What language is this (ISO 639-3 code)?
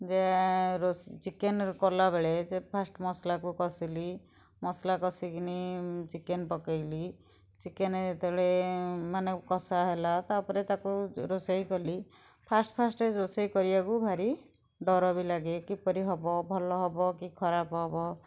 ori